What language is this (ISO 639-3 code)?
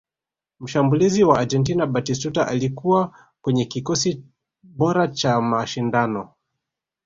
swa